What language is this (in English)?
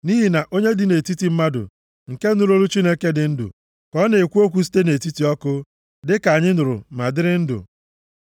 Igbo